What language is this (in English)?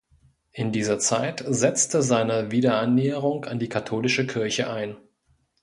German